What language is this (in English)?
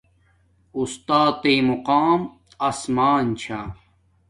Domaaki